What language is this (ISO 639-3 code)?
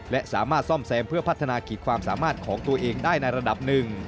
tha